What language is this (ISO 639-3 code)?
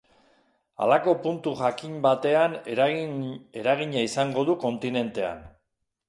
eus